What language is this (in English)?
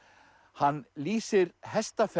Icelandic